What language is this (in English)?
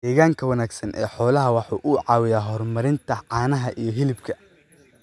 Somali